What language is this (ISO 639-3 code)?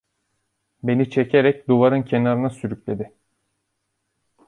tur